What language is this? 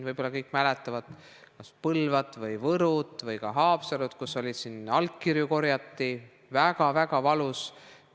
Estonian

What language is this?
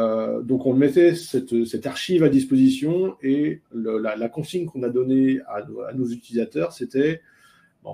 French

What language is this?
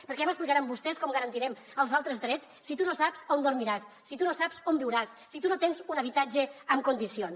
Catalan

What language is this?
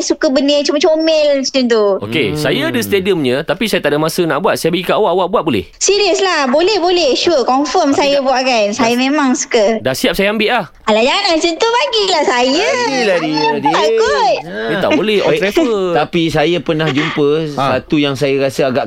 Malay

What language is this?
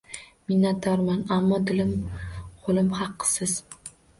Uzbek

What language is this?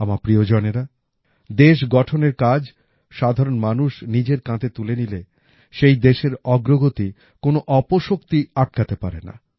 Bangla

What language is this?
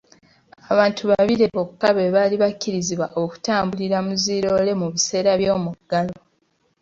Ganda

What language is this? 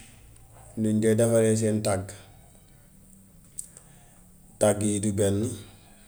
Gambian Wolof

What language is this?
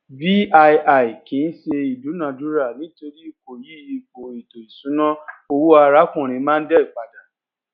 Yoruba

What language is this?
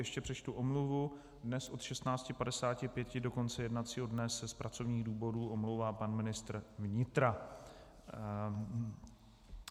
Czech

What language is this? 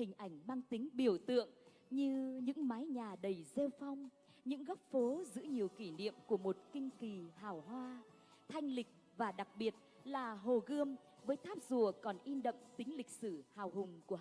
Vietnamese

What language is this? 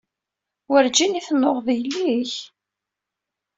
Kabyle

